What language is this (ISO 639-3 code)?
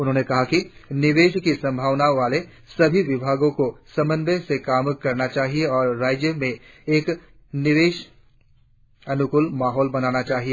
hin